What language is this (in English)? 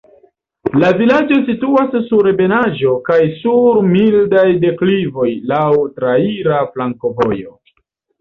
Esperanto